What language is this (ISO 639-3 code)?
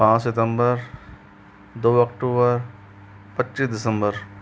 hin